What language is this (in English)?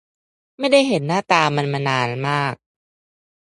Thai